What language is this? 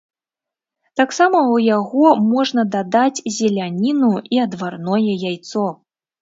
Belarusian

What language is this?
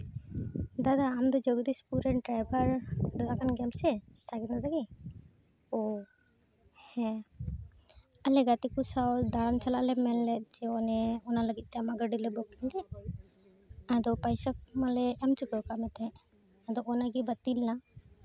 Santali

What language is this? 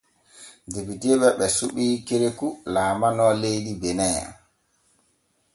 Borgu Fulfulde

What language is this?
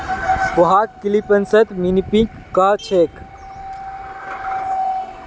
Magahi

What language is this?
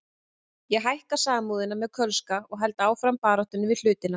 Icelandic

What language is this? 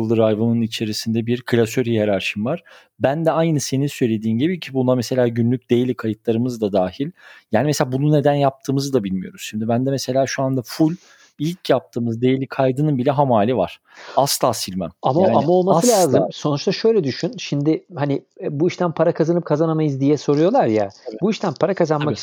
Turkish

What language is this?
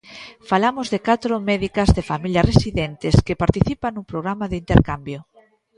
Galician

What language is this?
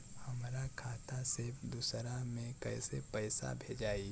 Bhojpuri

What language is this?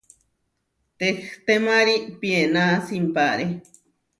Huarijio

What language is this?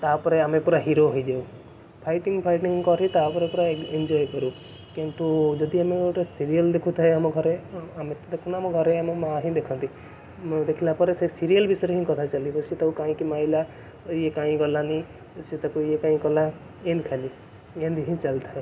Odia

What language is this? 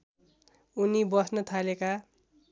Nepali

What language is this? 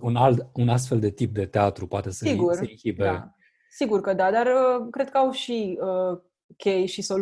Romanian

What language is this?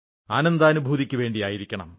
Malayalam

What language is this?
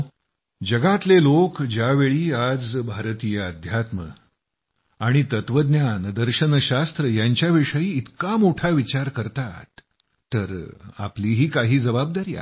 Marathi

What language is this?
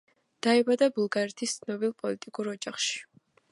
Georgian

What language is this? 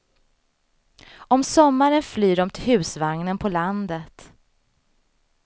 Swedish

